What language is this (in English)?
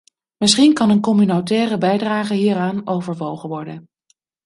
Dutch